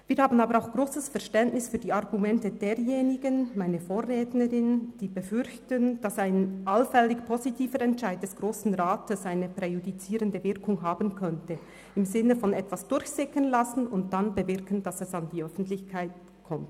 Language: Swiss German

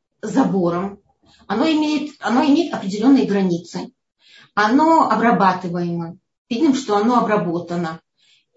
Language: Russian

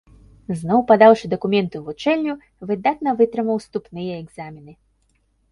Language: Belarusian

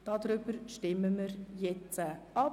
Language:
Swiss German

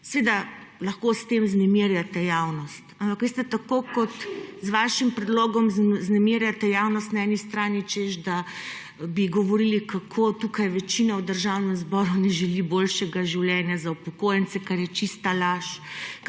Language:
Slovenian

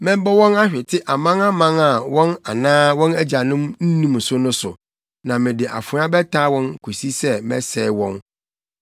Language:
Akan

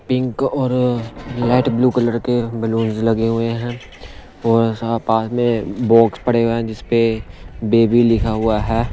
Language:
Hindi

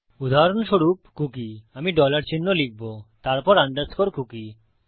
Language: Bangla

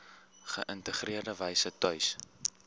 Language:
Afrikaans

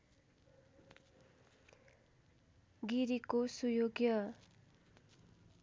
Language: Nepali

